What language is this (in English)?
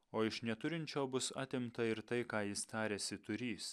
Lithuanian